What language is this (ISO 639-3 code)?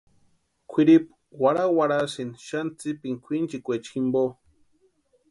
pua